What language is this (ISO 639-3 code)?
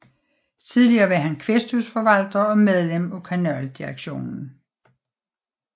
dan